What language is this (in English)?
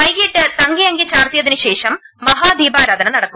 Malayalam